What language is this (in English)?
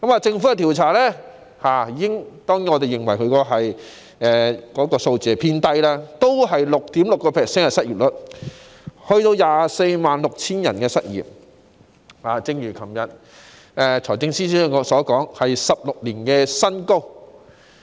Cantonese